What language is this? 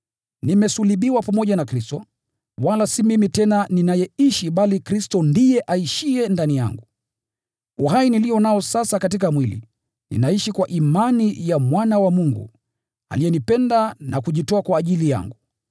Swahili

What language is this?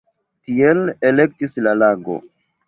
Esperanto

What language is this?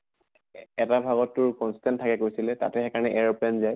Assamese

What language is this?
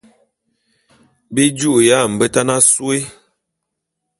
Bulu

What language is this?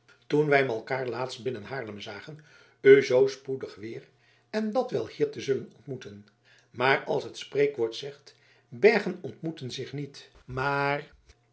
Dutch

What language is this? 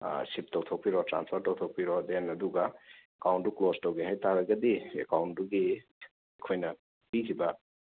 Manipuri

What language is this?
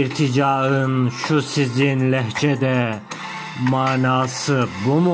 Turkish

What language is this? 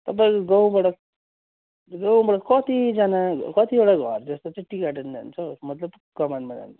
Nepali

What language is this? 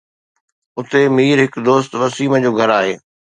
Sindhi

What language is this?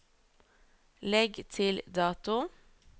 Norwegian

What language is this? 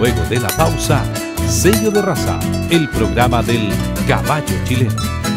Spanish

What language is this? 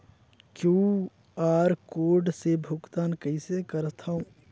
Chhattisgarhi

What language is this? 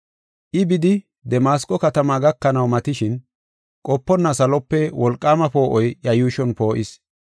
Gofa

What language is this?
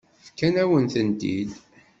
Kabyle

